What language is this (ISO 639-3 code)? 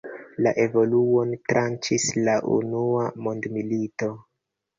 epo